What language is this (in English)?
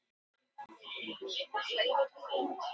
Icelandic